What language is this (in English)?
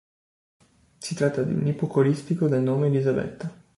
Italian